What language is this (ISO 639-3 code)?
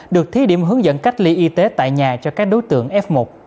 vie